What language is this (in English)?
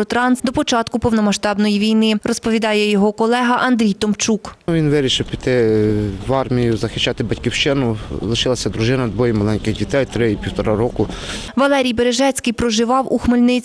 Ukrainian